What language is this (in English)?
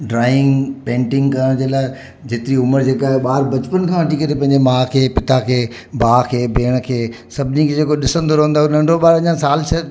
Sindhi